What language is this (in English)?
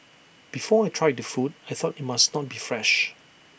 English